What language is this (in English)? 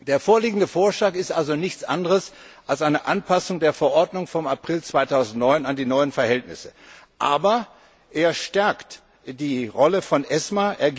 German